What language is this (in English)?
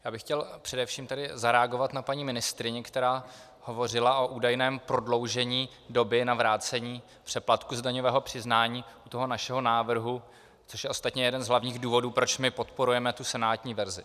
Czech